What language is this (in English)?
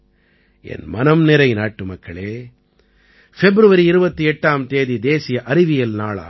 Tamil